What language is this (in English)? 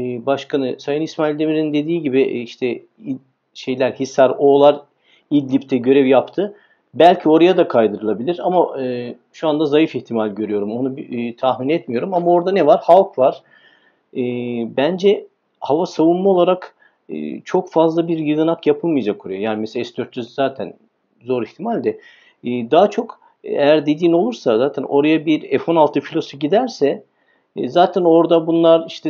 Turkish